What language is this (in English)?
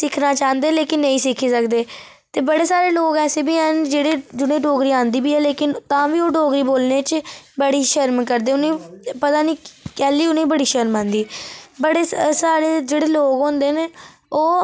Dogri